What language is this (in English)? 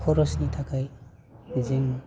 Bodo